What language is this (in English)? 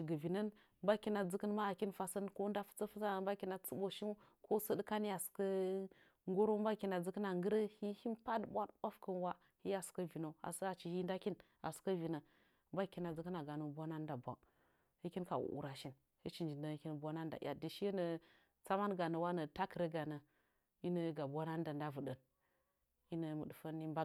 Nzanyi